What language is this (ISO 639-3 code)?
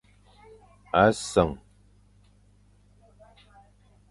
fan